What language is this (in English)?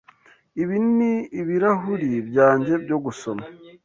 Kinyarwanda